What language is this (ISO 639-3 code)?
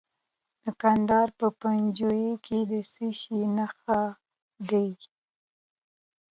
pus